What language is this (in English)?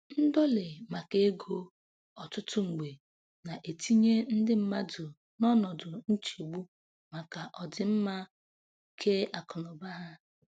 Igbo